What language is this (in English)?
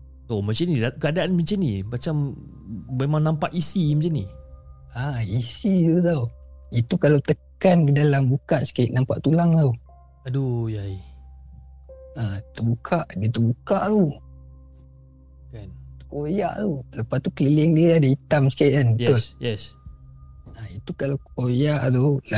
Malay